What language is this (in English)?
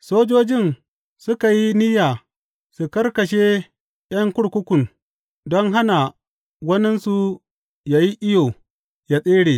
Hausa